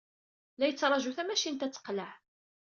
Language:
Kabyle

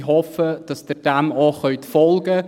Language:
Swiss German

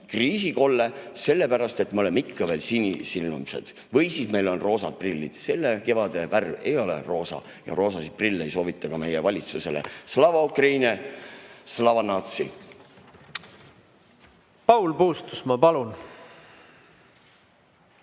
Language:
Estonian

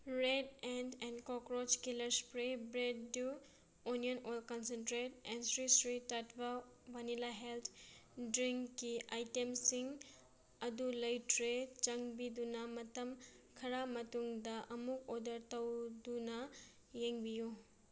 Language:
Manipuri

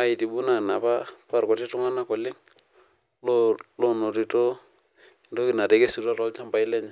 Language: Masai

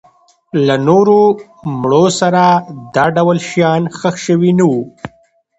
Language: Pashto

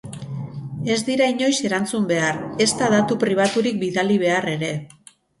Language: Basque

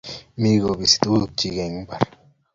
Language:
Kalenjin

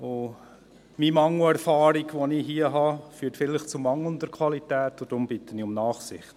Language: Swiss German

